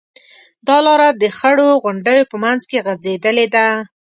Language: Pashto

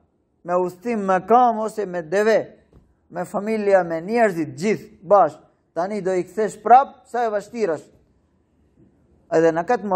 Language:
Romanian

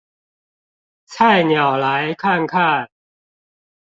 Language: Chinese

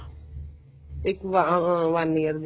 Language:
Punjabi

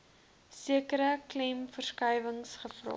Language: Afrikaans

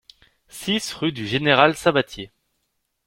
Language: French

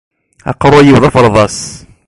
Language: Kabyle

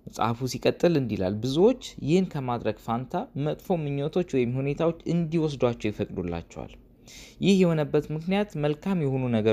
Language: Amharic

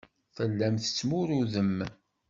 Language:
Kabyle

